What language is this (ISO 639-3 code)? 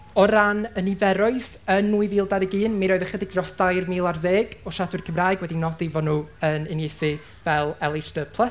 cym